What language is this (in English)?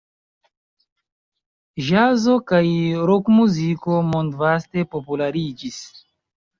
Esperanto